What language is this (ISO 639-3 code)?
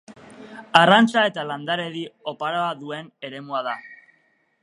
eus